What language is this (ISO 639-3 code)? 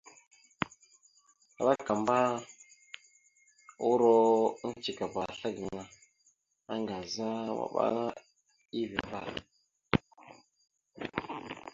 mxu